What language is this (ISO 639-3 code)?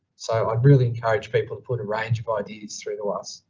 eng